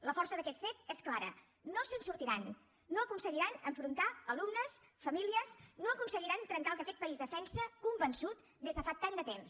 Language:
Catalan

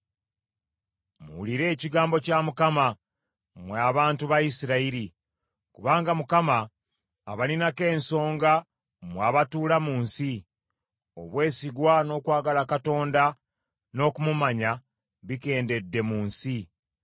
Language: Ganda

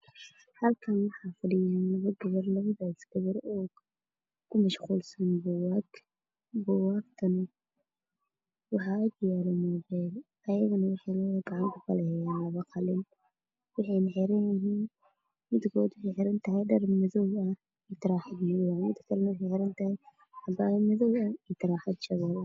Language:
Somali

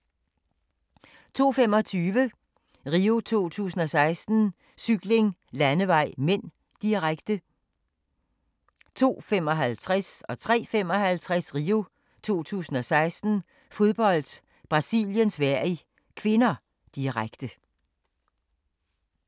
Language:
Danish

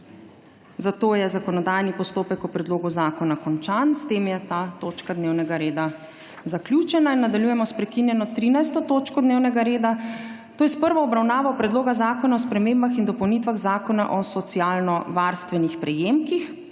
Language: Slovenian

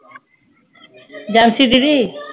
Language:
Punjabi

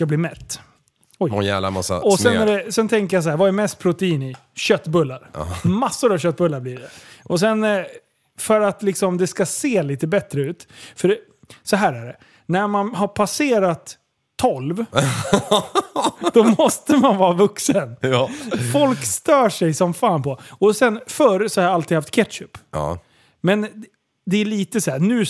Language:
Swedish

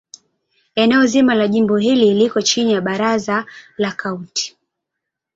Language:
Swahili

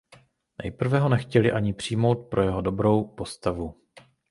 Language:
Czech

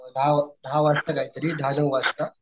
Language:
Marathi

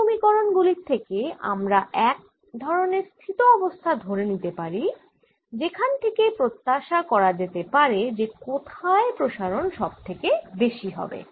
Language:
Bangla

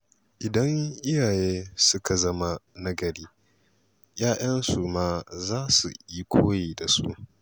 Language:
Hausa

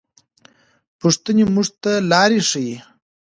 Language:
Pashto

